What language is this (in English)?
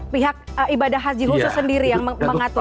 Indonesian